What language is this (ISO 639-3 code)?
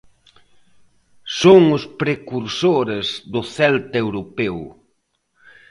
glg